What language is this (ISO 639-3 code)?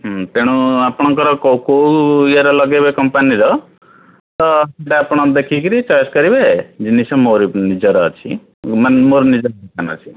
ori